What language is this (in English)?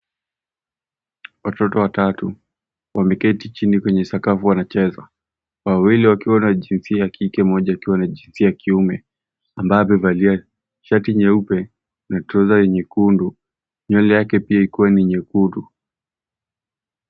Swahili